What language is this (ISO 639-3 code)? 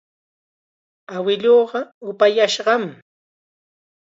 qxa